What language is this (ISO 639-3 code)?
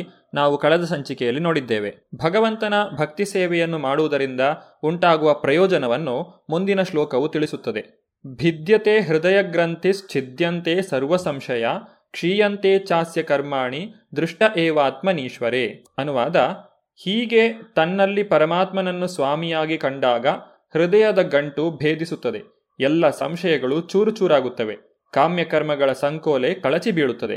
kan